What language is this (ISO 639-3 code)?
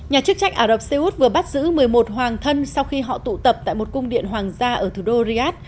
vie